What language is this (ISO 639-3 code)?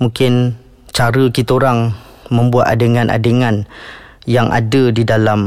msa